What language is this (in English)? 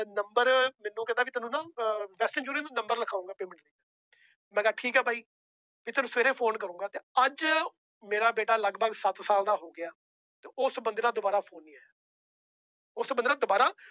Punjabi